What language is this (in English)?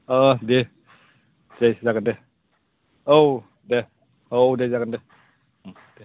Bodo